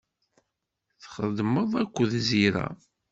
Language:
Kabyle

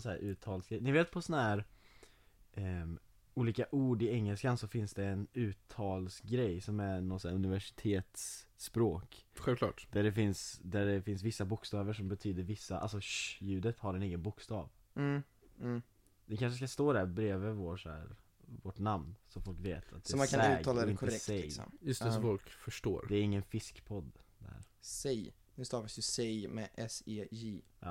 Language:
Swedish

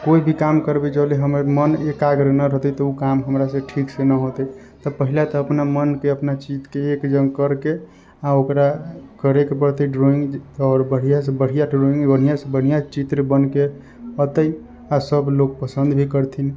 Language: Maithili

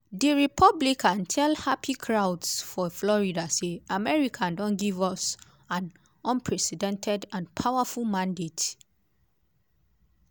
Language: Nigerian Pidgin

